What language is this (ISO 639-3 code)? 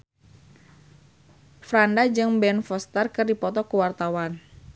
sun